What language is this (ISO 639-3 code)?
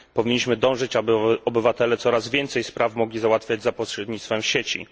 pol